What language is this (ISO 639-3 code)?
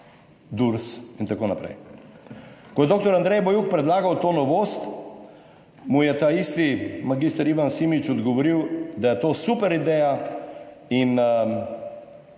slv